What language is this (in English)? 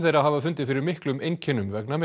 Icelandic